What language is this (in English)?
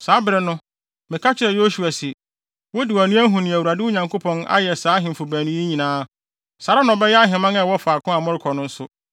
Akan